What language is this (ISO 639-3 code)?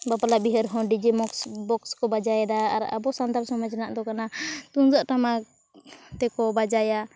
sat